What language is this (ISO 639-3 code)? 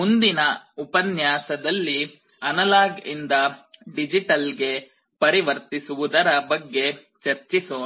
kan